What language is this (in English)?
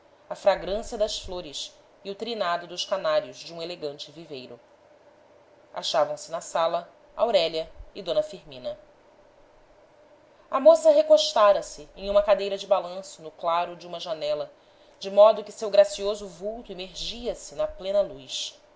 Portuguese